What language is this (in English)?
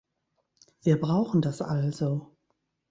German